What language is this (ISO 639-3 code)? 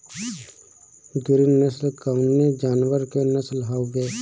bho